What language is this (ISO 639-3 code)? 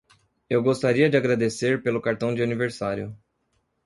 por